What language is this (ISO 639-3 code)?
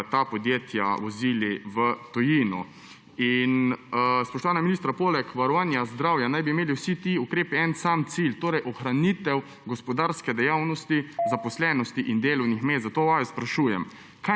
slv